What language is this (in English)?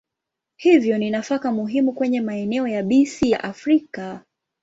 Swahili